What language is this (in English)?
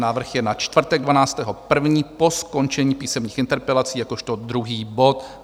Czech